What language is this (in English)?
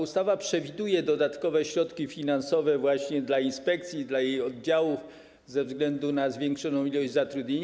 Polish